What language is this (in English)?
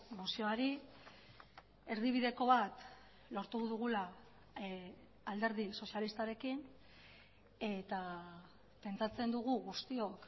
Basque